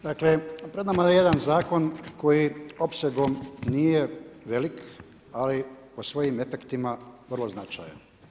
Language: Croatian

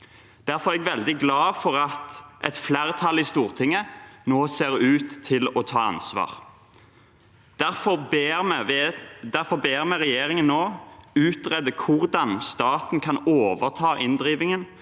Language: Norwegian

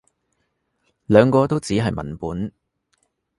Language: Cantonese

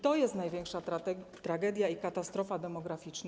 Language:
Polish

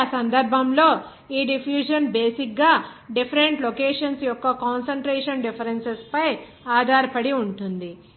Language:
Telugu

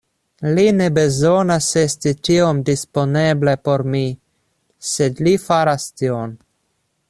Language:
Esperanto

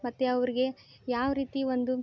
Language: Kannada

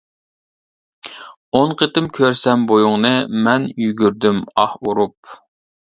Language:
Uyghur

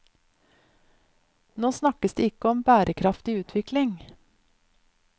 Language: Norwegian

